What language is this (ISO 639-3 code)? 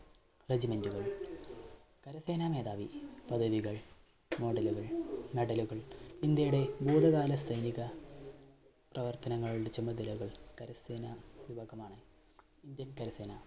mal